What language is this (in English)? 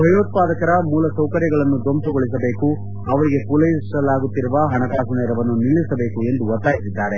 Kannada